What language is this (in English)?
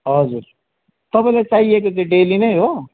Nepali